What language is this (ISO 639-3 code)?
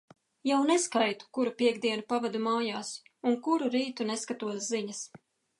lav